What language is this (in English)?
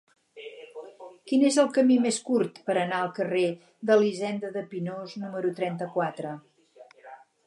Catalan